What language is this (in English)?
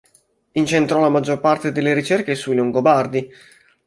Italian